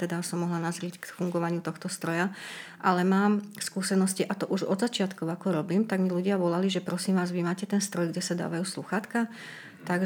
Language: Slovak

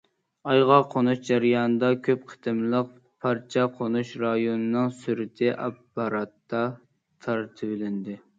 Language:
Uyghur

